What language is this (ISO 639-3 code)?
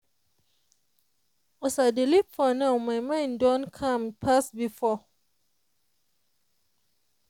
pcm